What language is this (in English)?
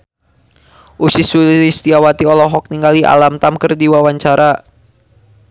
Sundanese